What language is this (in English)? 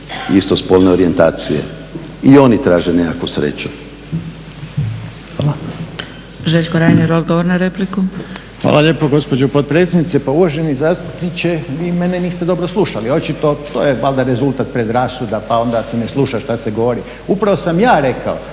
Croatian